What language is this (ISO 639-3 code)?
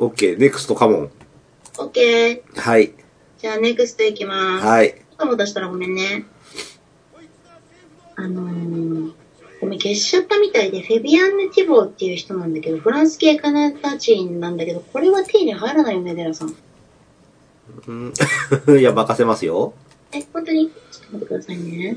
jpn